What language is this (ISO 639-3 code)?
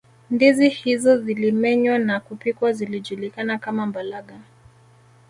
swa